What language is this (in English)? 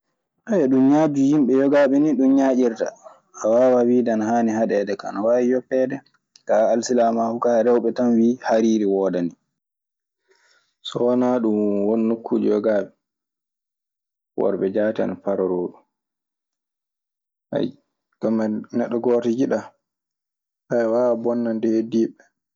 Maasina Fulfulde